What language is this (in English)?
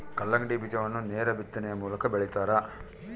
Kannada